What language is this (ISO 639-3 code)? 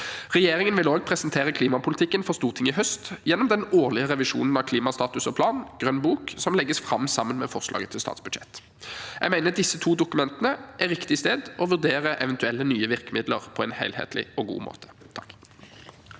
nor